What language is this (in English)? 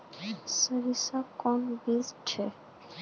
Magahi